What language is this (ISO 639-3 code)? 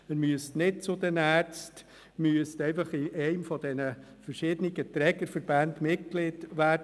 gsw